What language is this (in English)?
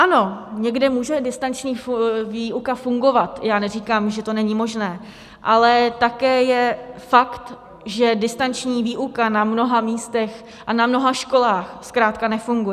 Czech